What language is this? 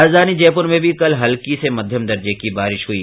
Hindi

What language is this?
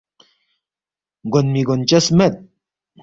Balti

